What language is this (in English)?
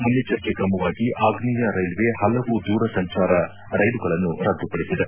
Kannada